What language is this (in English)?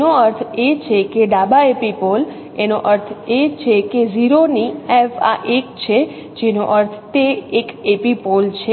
Gujarati